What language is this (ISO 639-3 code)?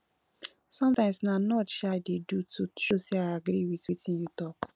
pcm